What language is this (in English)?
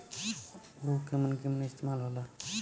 Bhojpuri